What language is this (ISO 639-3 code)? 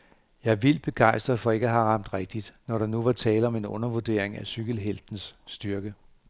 dan